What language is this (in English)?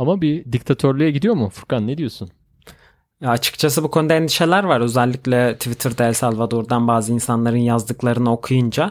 Turkish